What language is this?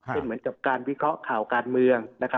Thai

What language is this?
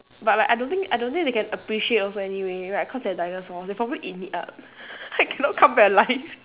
English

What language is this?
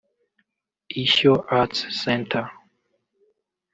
Kinyarwanda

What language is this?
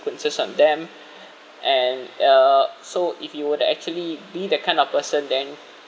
English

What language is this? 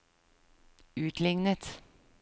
Norwegian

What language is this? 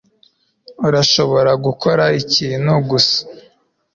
Kinyarwanda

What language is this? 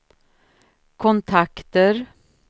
Swedish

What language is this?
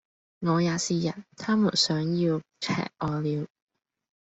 Cantonese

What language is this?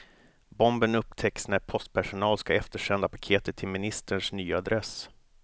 Swedish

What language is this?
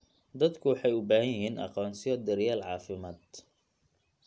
Somali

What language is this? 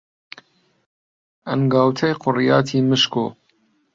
Central Kurdish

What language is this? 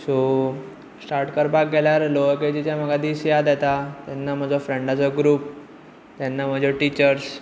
Konkani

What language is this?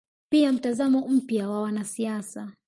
Swahili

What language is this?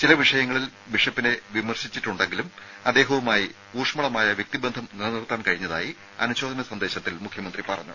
Malayalam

